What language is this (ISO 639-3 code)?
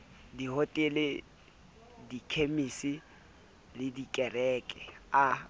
sot